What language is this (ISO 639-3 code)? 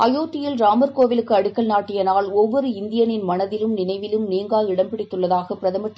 tam